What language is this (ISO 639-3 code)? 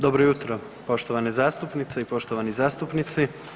hrv